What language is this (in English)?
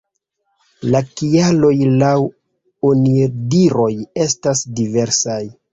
Esperanto